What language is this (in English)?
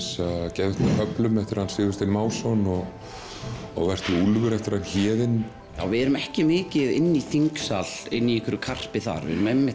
Icelandic